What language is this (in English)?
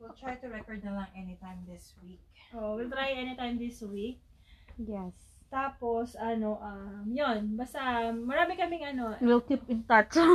Filipino